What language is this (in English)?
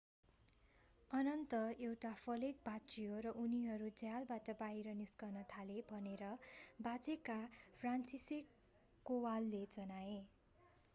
Nepali